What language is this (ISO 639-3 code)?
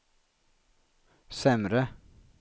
swe